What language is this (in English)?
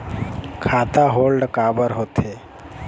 Chhattisgarhi